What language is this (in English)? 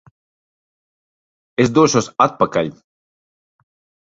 Latvian